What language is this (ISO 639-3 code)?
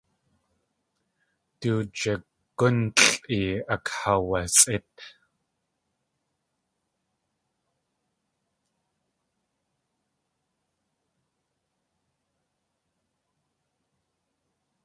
tli